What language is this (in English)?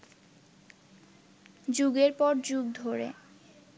Bangla